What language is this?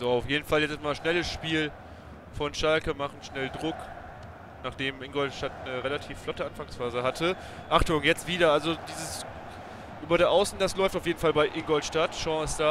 German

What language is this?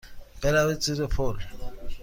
Persian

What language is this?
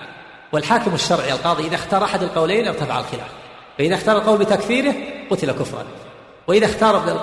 Arabic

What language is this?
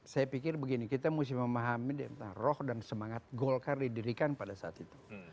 Indonesian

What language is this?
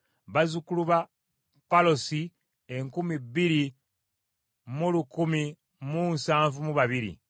Ganda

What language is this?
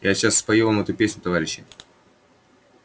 Russian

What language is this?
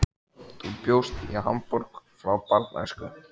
Icelandic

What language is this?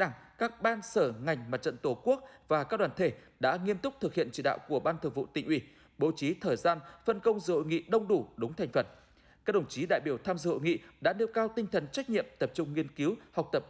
Vietnamese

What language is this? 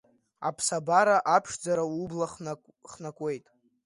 Abkhazian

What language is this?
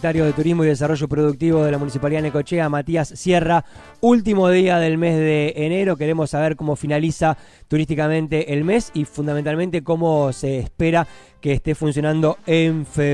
Spanish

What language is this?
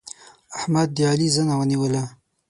Pashto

